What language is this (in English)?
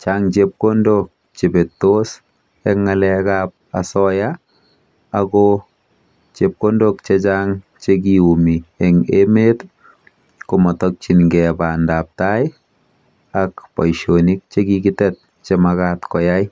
Kalenjin